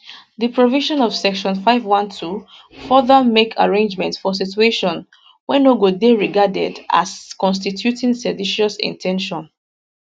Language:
Nigerian Pidgin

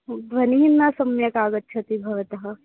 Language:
Sanskrit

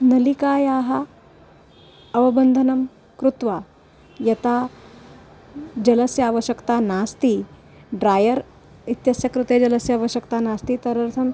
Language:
Sanskrit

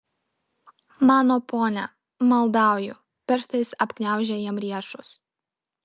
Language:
Lithuanian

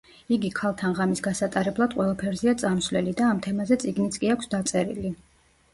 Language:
Georgian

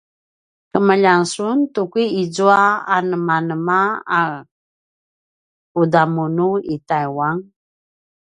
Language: Paiwan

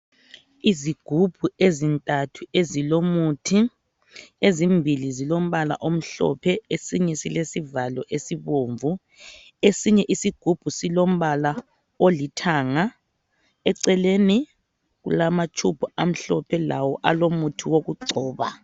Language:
North Ndebele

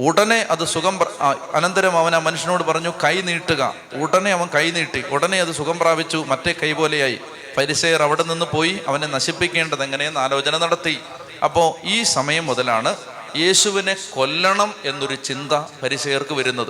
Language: Malayalam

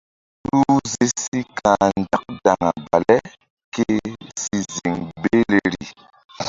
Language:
Mbum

